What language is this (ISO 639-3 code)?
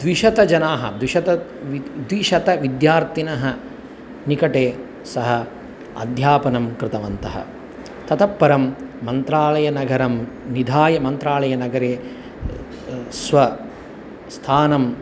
san